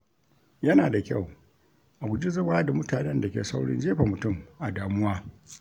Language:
Hausa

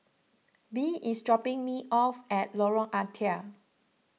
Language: English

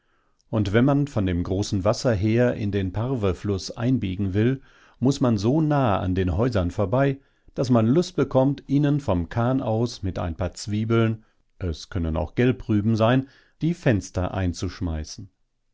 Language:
German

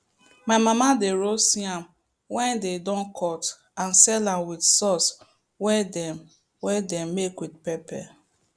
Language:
Nigerian Pidgin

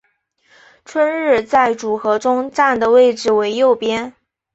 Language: Chinese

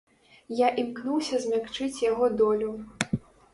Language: Belarusian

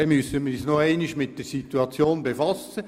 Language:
Swiss German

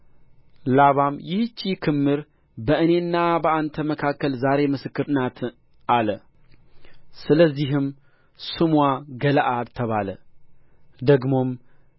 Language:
Amharic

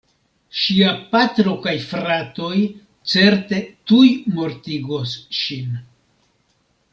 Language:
Esperanto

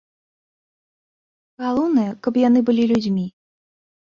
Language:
Belarusian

